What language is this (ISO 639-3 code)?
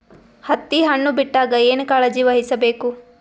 kan